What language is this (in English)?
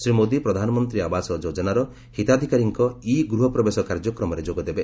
Odia